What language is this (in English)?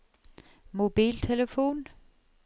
Norwegian